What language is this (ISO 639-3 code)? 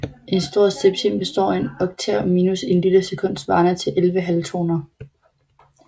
dan